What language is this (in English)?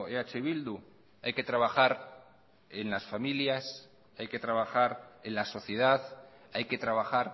Spanish